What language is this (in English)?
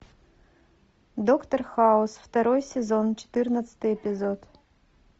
Russian